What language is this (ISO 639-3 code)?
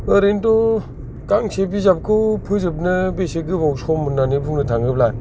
brx